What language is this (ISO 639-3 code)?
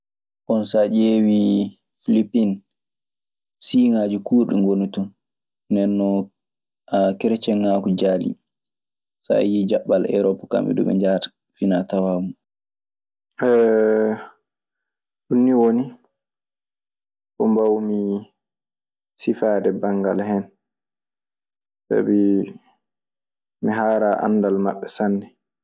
ffm